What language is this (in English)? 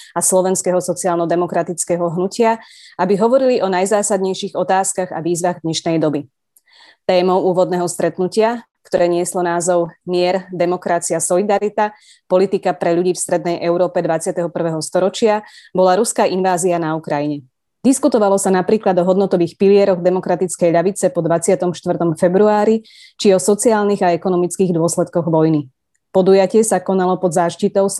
Slovak